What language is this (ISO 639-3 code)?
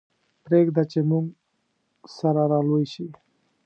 pus